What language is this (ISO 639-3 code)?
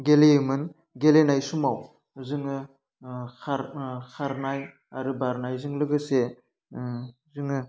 brx